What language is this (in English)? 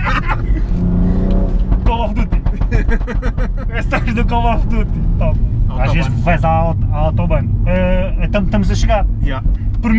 Portuguese